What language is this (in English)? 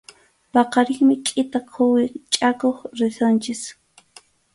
Arequipa-La Unión Quechua